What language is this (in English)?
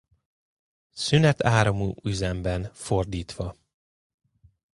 Hungarian